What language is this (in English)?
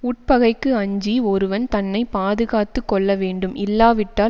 Tamil